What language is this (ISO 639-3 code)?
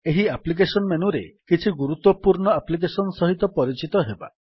ori